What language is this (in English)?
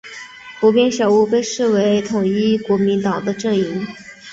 Chinese